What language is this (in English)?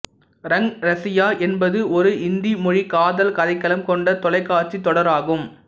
Tamil